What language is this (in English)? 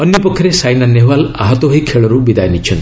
Odia